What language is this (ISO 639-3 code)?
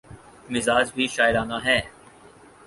urd